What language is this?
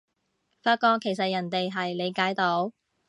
Cantonese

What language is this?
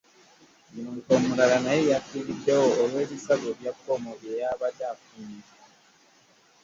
Ganda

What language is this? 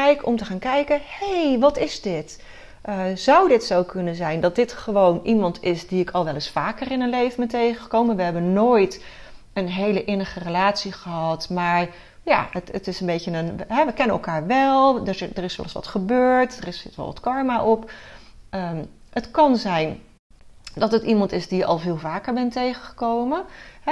Dutch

